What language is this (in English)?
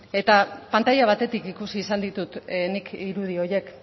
Basque